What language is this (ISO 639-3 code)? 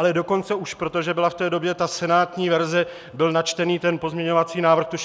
ces